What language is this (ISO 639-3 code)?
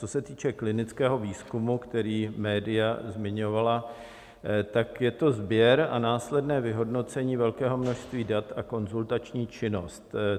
ces